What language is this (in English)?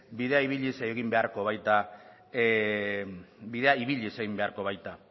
Basque